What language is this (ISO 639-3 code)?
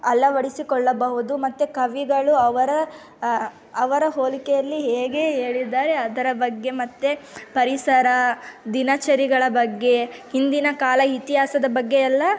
kan